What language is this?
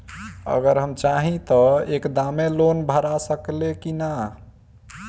Bhojpuri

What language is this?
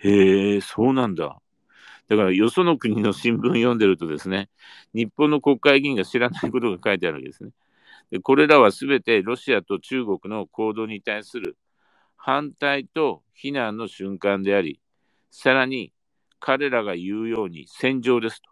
Japanese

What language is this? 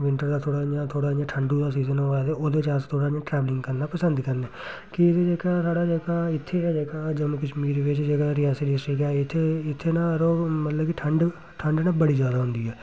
Dogri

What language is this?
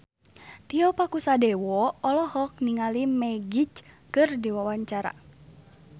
Sundanese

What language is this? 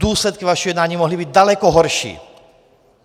Czech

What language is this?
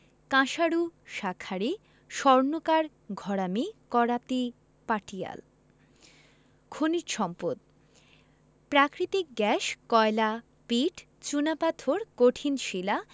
Bangla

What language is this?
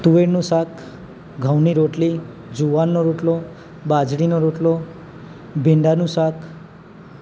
Gujarati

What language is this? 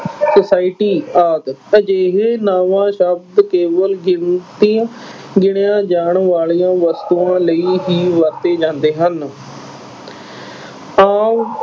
Punjabi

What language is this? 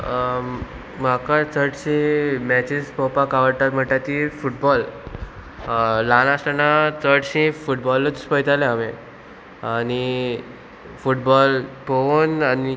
Konkani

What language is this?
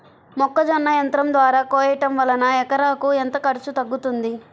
Telugu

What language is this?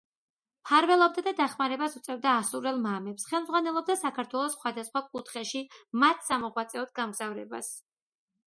Georgian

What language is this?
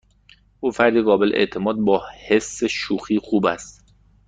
Persian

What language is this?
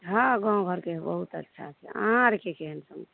Maithili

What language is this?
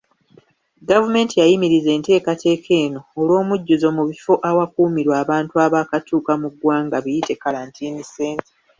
Ganda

